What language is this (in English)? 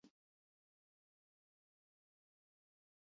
Basque